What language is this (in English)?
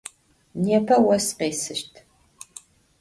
Adyghe